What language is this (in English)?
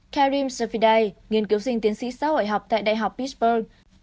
Vietnamese